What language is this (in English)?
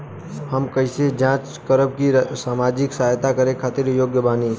Bhojpuri